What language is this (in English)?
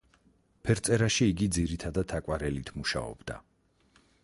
Georgian